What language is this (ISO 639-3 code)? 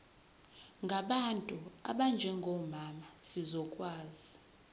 zul